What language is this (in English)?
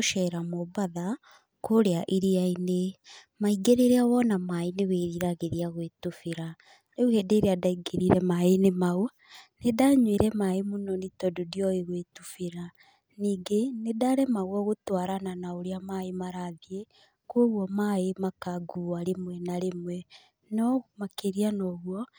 Kikuyu